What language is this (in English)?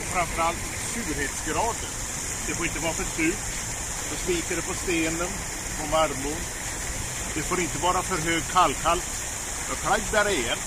Swedish